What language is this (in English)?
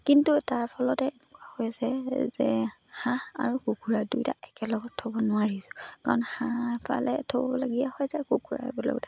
Assamese